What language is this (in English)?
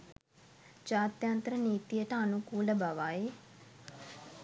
Sinhala